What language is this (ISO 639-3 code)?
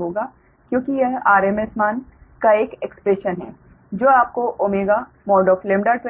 hin